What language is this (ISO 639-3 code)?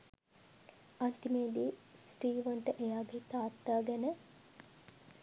sin